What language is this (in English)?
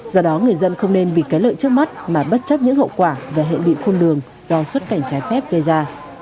Vietnamese